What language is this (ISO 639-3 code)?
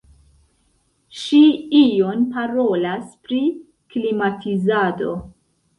epo